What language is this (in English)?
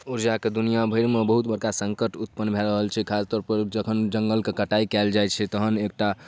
Maithili